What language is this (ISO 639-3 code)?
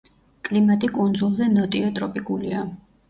kat